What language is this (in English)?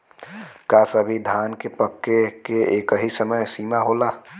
Bhojpuri